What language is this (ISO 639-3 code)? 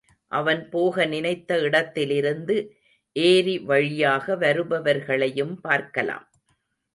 tam